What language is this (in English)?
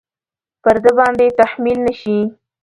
Pashto